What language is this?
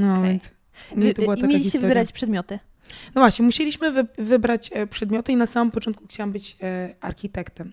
Polish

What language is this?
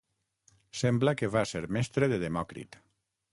Catalan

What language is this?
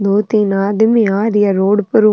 Rajasthani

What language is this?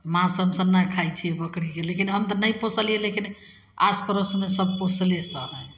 Maithili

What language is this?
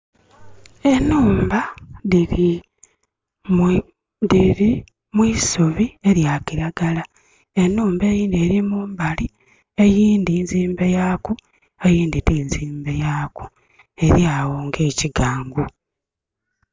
Soga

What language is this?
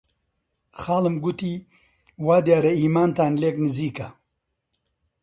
Central Kurdish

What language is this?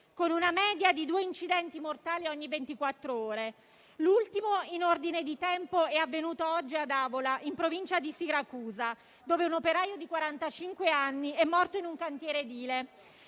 Italian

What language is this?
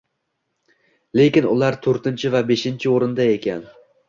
Uzbek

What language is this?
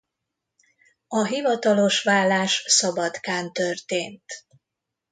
Hungarian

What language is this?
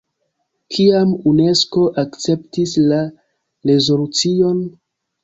Esperanto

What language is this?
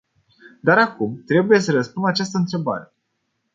Romanian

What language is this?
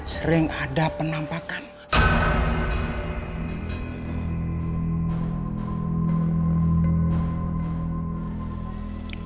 Indonesian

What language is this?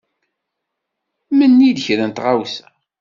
Kabyle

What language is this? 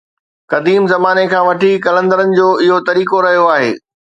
Sindhi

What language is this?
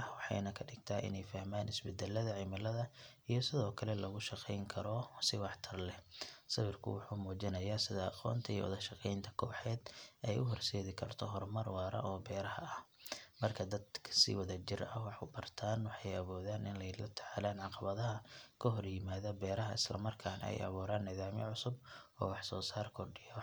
Somali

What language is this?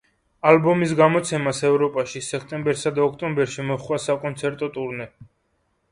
Georgian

